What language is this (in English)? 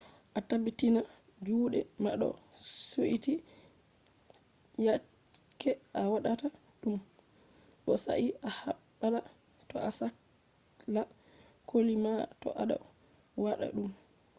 Fula